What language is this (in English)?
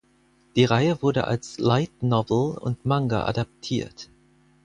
German